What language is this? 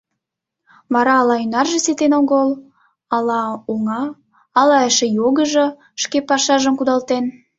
Mari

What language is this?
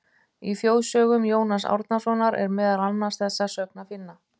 Icelandic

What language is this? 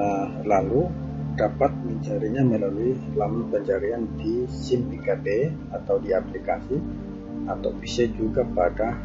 Indonesian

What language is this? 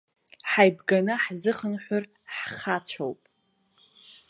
Abkhazian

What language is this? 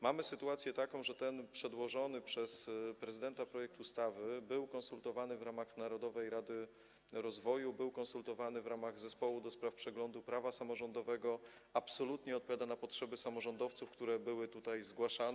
Polish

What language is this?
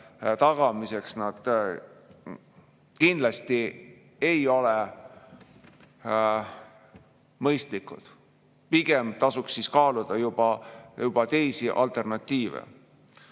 Estonian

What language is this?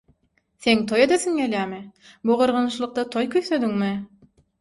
Turkmen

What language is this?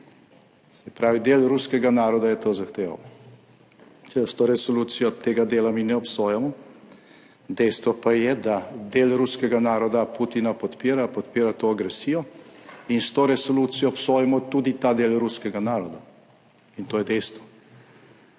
Slovenian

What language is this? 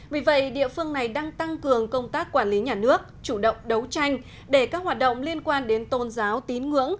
Vietnamese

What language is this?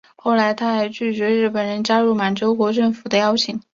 Chinese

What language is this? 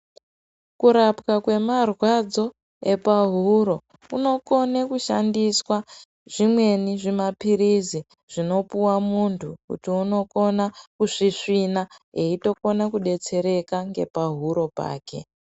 Ndau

